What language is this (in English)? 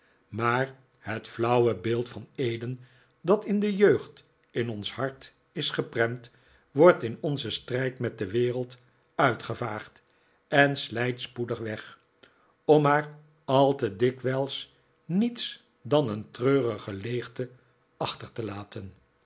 Dutch